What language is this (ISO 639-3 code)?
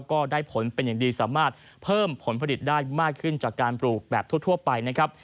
tha